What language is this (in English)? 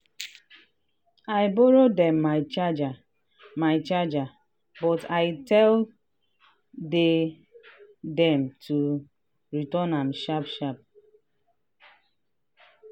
Nigerian Pidgin